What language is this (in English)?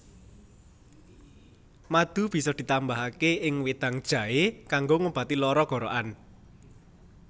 Javanese